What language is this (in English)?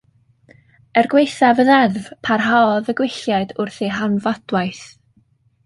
Welsh